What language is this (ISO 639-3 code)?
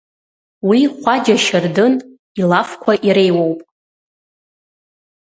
abk